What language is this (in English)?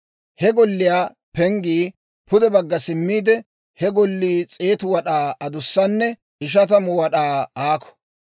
Dawro